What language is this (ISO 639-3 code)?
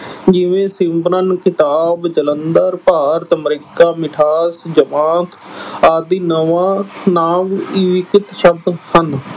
pan